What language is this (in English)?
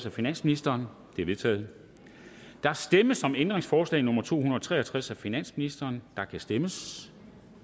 Danish